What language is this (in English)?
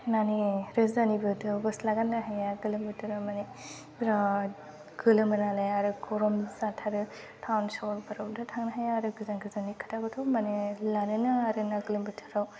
Bodo